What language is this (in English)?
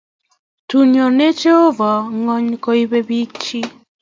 Kalenjin